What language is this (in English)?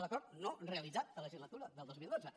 Catalan